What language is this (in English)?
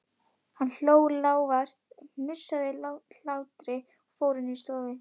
Icelandic